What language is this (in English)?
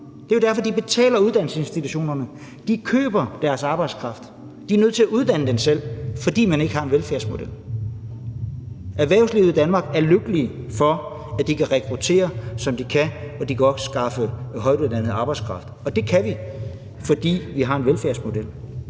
Danish